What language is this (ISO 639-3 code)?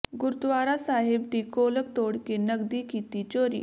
pan